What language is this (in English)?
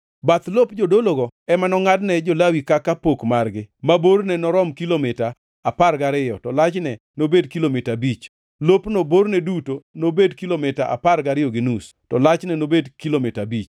Luo (Kenya and Tanzania)